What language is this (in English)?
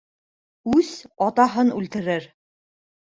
Bashkir